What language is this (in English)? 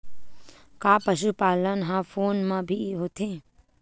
Chhattisgarhi